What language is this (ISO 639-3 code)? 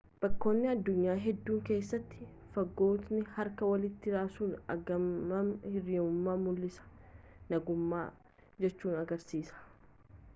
orm